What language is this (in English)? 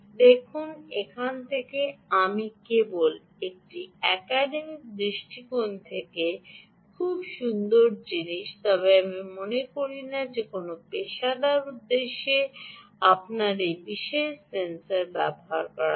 Bangla